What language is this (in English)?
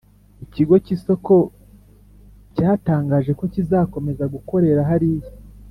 Kinyarwanda